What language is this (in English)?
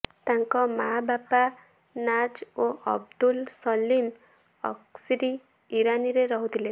Odia